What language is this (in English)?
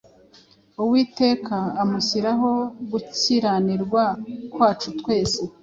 Kinyarwanda